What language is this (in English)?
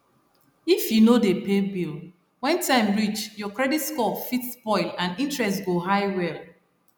Nigerian Pidgin